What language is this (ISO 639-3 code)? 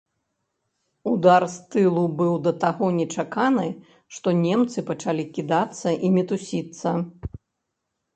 bel